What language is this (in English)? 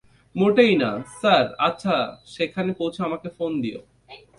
Bangla